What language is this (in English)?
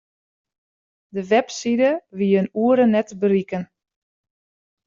Western Frisian